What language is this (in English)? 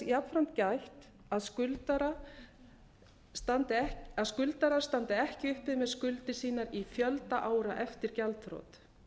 Icelandic